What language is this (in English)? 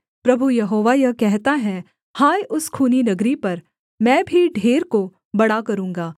Hindi